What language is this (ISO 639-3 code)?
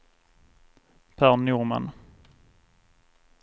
swe